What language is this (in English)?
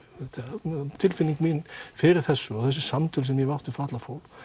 Icelandic